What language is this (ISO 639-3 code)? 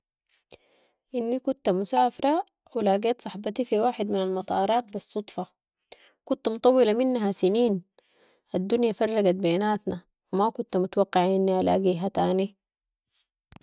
apd